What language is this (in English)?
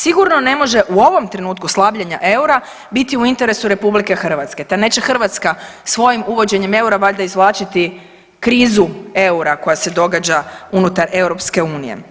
Croatian